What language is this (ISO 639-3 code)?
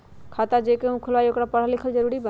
mag